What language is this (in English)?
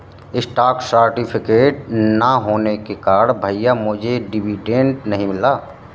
Hindi